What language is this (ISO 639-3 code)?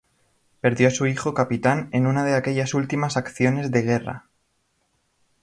spa